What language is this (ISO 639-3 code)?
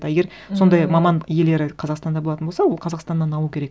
kaz